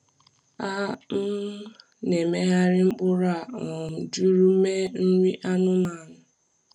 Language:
Igbo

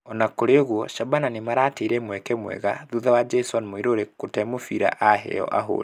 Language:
Kikuyu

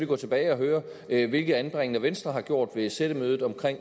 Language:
Danish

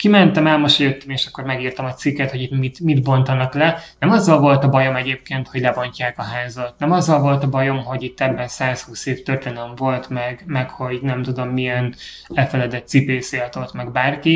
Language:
Hungarian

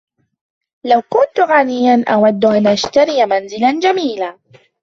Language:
Arabic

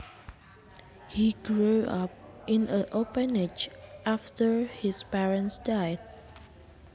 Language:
Javanese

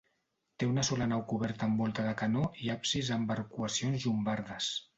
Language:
Catalan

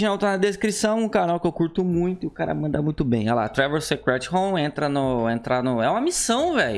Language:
Portuguese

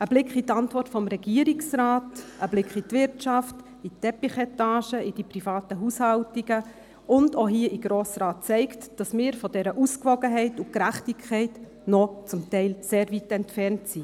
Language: Swiss German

